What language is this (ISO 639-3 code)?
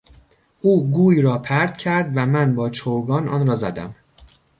fas